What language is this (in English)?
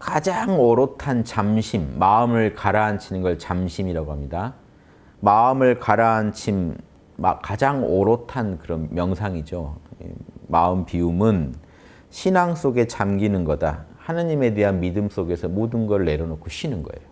Korean